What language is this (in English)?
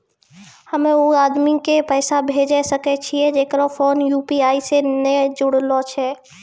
Maithili